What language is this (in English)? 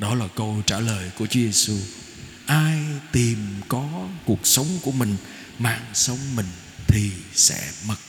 Vietnamese